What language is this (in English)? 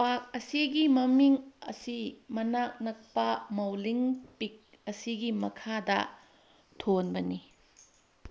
Manipuri